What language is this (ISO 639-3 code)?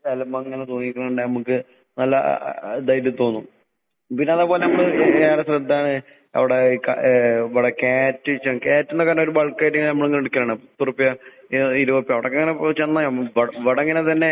mal